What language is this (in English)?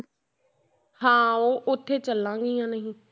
Punjabi